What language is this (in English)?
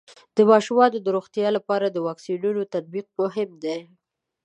Pashto